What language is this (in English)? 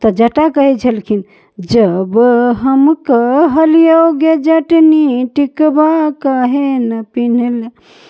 Maithili